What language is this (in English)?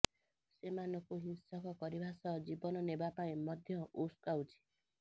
Odia